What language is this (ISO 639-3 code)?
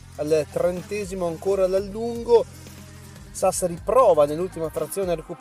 ita